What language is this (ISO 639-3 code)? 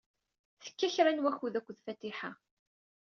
kab